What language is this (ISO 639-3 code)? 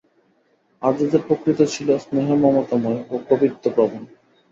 ben